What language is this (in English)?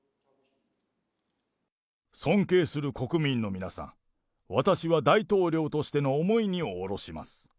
Japanese